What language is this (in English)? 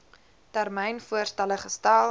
Afrikaans